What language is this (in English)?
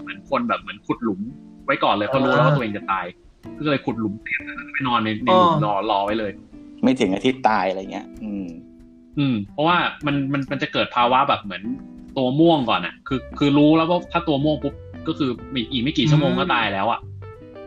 Thai